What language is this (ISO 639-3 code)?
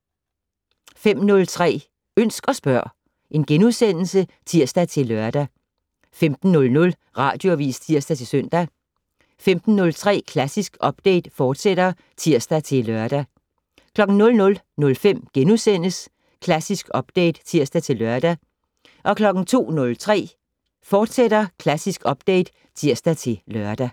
dan